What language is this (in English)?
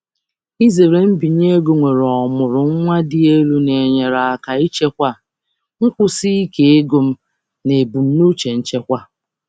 Igbo